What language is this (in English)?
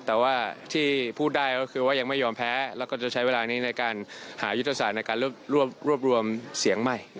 Thai